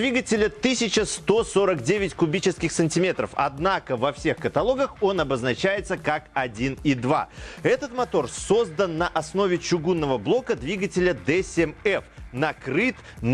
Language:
Russian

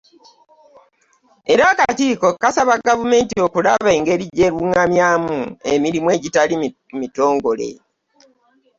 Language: Ganda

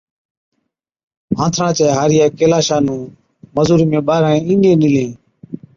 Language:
Od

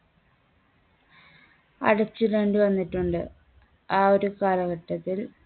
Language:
Malayalam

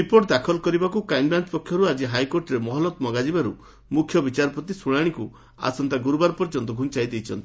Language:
Odia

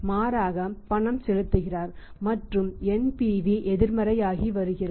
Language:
Tamil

